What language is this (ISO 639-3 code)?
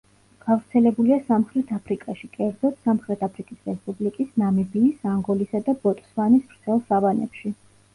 kat